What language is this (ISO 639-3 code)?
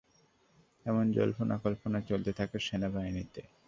ben